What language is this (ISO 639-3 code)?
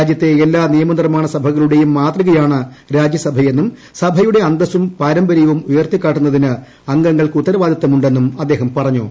mal